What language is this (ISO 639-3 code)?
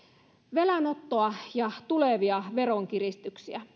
fin